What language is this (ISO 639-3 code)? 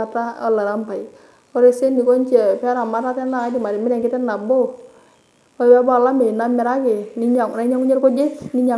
mas